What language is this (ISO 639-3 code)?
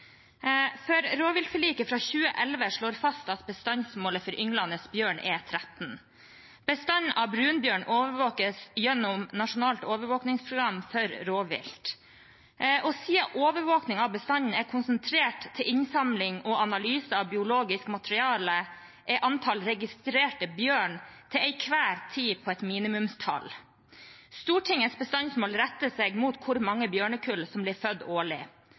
nob